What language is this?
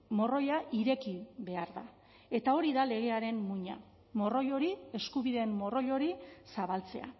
Basque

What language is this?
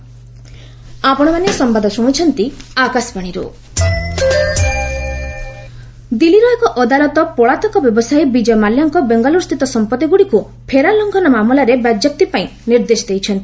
Odia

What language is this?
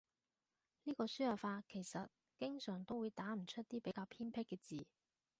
Cantonese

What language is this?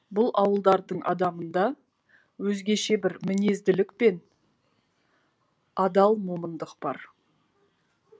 Kazakh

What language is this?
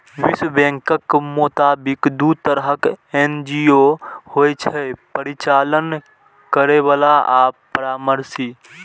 Maithili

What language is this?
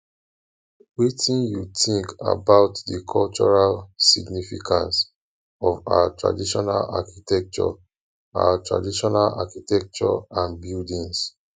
Nigerian Pidgin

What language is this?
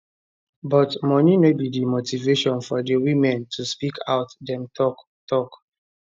Nigerian Pidgin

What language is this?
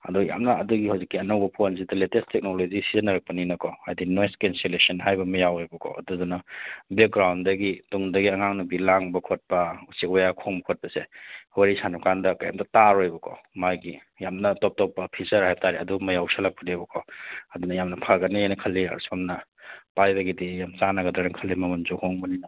Manipuri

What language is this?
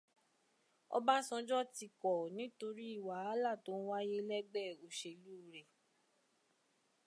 Yoruba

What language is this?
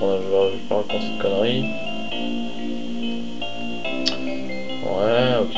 French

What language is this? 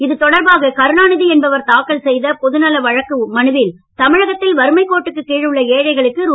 Tamil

